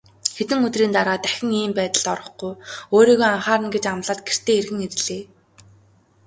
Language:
Mongolian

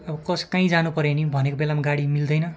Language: Nepali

